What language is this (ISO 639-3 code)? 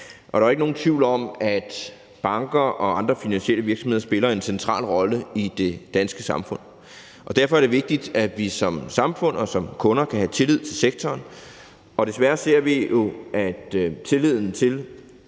dan